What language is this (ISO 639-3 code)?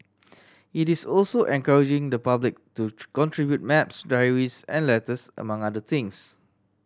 eng